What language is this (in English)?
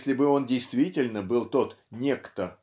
Russian